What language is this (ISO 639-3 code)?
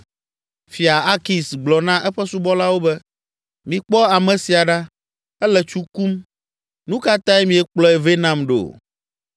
ewe